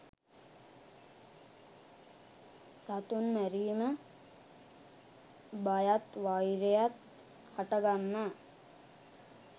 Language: Sinhala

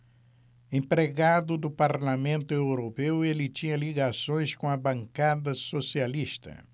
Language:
Portuguese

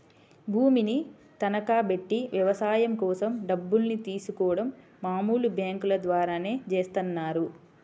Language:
Telugu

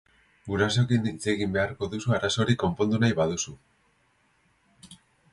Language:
Basque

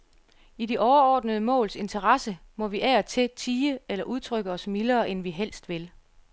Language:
Danish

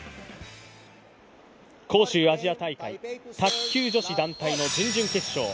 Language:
Japanese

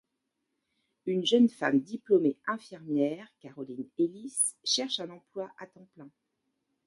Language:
French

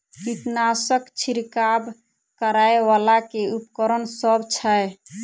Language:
Maithili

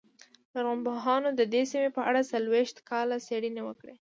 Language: Pashto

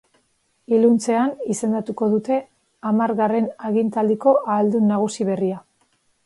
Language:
Basque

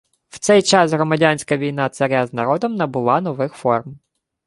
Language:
Ukrainian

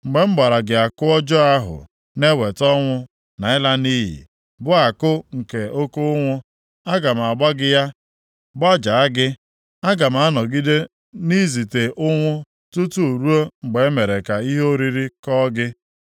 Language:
Igbo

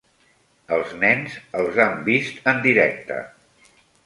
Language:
Catalan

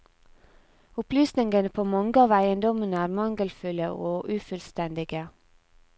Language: Norwegian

